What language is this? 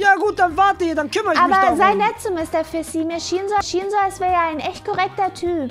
German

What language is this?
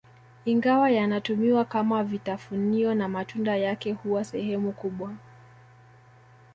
Swahili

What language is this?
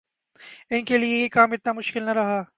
Urdu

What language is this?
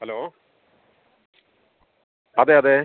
Malayalam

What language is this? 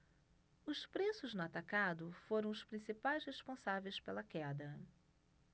Portuguese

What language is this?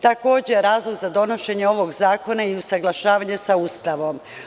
Serbian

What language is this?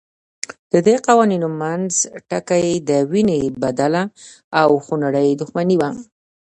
Pashto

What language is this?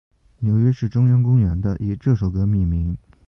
Chinese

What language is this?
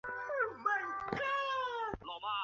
Chinese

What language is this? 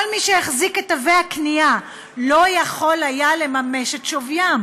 Hebrew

